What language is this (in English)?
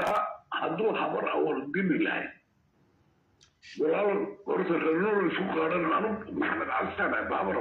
Arabic